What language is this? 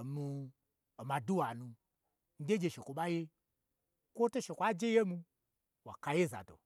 Gbagyi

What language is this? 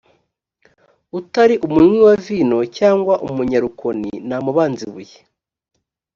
Kinyarwanda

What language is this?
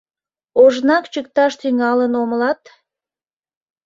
Mari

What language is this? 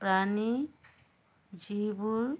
Assamese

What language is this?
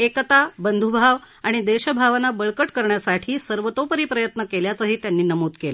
Marathi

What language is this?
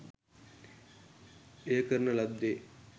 Sinhala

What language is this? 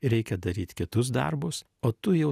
Lithuanian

